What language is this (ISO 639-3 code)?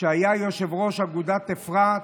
heb